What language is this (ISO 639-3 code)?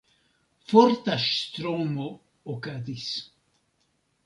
epo